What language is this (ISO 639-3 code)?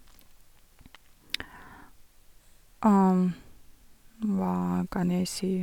nor